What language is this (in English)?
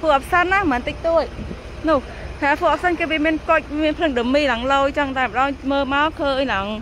Thai